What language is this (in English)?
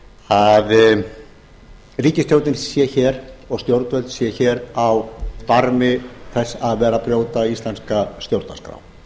Icelandic